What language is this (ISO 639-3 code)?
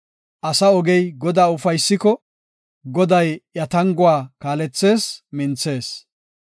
gof